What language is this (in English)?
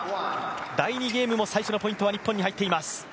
Japanese